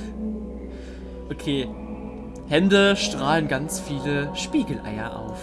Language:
German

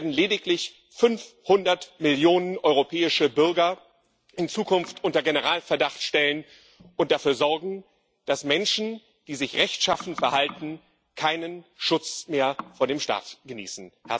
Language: German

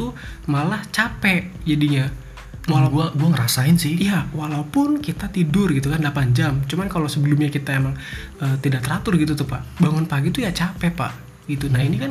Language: Indonesian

